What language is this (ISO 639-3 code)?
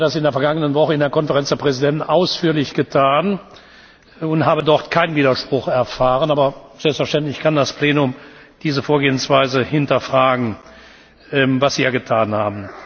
deu